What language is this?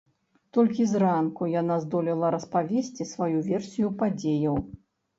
Belarusian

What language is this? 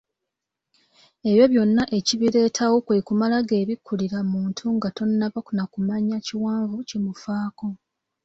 Ganda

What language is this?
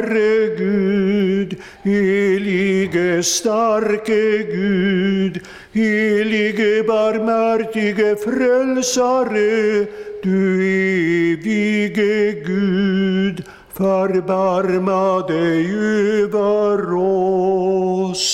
Swedish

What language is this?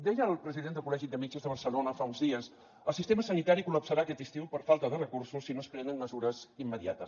Catalan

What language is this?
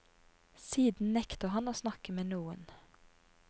Norwegian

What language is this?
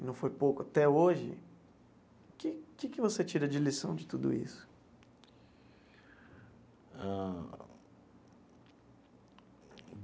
Portuguese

